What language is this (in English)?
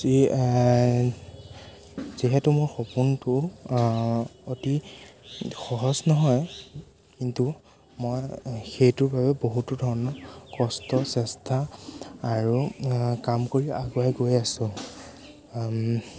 Assamese